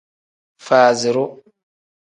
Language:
Tem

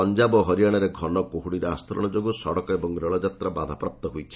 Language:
Odia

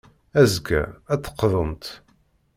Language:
Kabyle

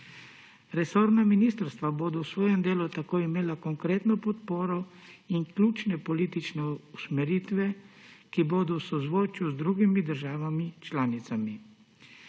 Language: Slovenian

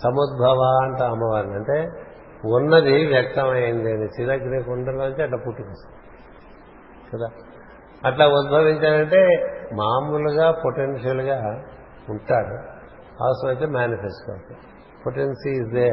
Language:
Telugu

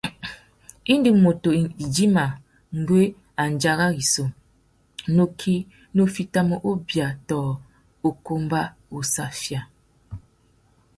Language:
Tuki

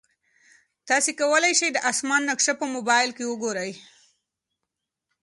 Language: Pashto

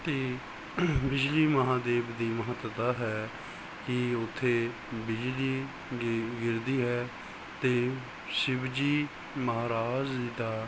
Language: Punjabi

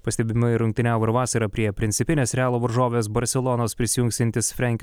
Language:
Lithuanian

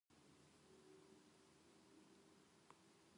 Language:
Japanese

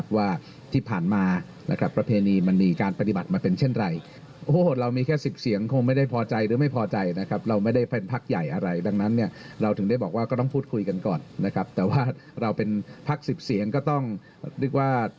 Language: Thai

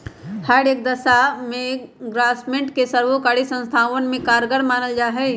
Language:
Magahi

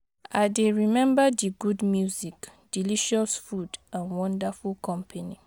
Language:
Nigerian Pidgin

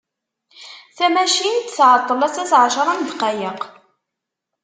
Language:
Kabyle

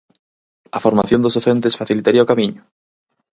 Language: Galician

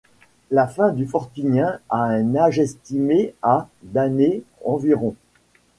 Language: French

